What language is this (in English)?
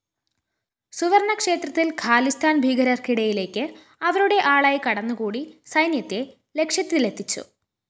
Malayalam